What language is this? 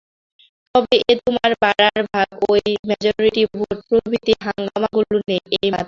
Bangla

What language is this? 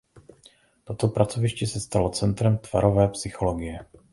Czech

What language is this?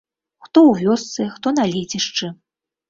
Belarusian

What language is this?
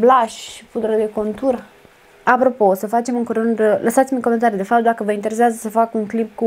Romanian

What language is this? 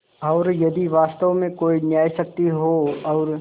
Hindi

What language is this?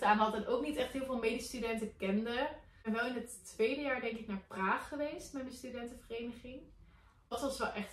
Dutch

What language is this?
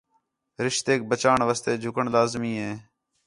Khetrani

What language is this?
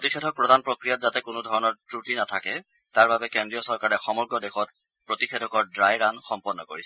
Assamese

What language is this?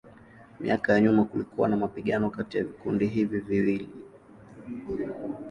Swahili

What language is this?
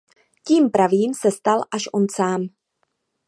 Czech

